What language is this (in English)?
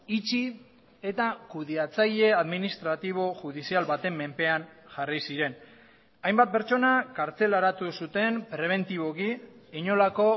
Basque